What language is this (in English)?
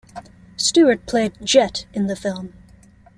English